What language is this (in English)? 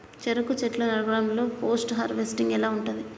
Telugu